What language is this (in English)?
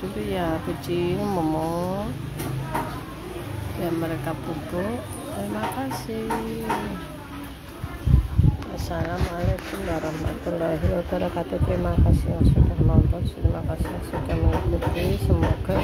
Indonesian